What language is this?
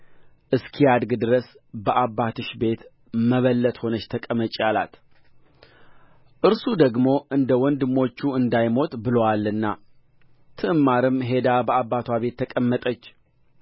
Amharic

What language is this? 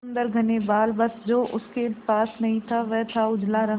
Hindi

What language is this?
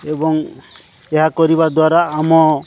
Odia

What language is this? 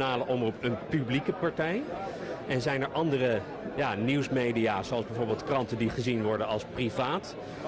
Dutch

